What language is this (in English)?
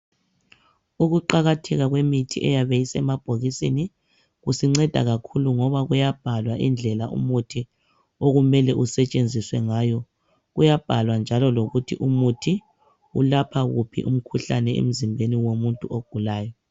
North Ndebele